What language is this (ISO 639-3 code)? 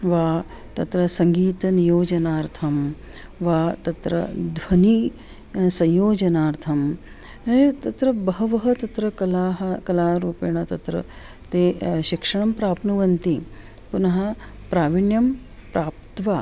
san